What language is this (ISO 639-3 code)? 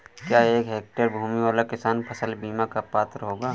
hin